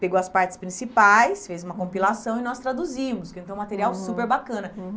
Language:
Portuguese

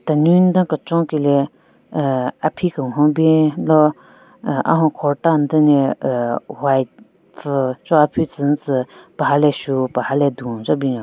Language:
Southern Rengma Naga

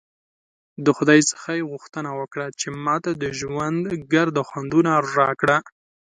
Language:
Pashto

